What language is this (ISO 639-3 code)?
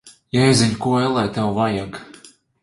lav